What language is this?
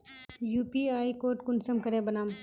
Magahi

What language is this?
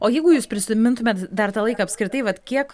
Lithuanian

